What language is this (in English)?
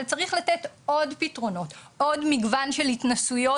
Hebrew